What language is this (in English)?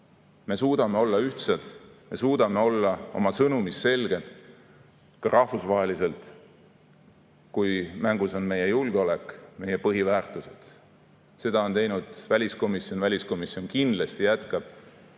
Estonian